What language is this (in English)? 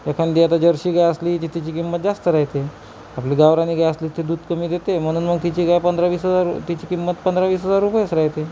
Marathi